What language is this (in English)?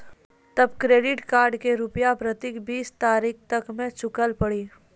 Maithili